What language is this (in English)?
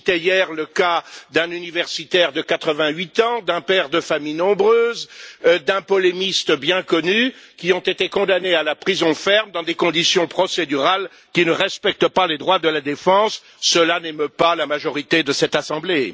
French